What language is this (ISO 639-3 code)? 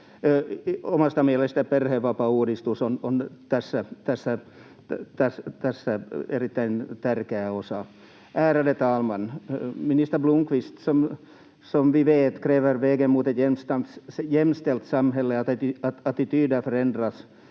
fin